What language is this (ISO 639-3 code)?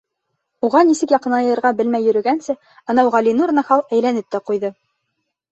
bak